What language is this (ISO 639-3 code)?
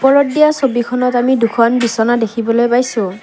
asm